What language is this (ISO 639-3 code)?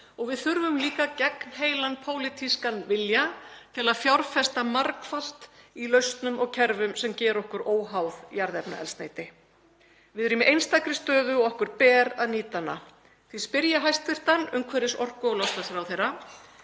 isl